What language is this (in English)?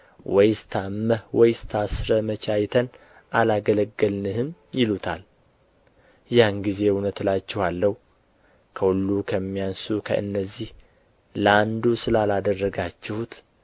Amharic